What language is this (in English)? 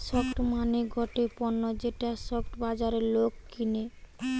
Bangla